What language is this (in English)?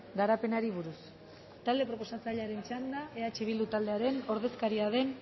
Basque